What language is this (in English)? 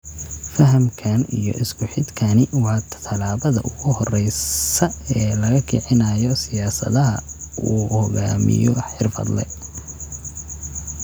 Somali